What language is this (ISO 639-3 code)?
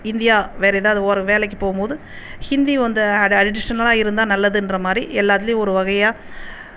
tam